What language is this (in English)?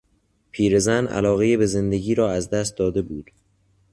Persian